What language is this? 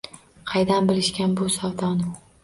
Uzbek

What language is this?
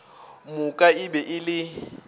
Northern Sotho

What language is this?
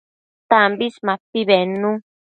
Matsés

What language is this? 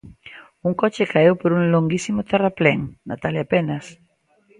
Galician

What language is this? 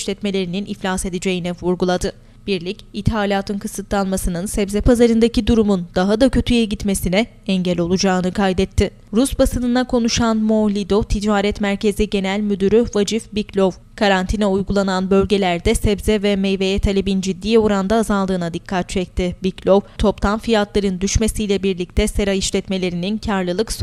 Turkish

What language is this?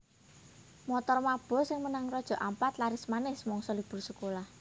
Javanese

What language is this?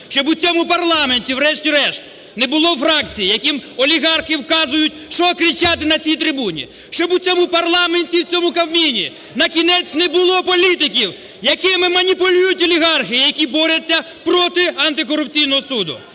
Ukrainian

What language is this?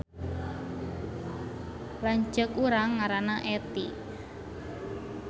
Sundanese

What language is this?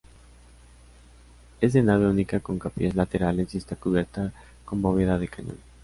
Spanish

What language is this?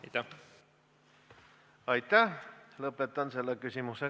Estonian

